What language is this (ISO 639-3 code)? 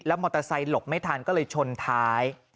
tha